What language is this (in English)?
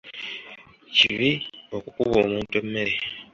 Ganda